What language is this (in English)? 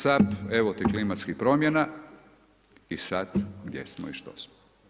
Croatian